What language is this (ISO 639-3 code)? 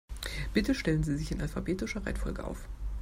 deu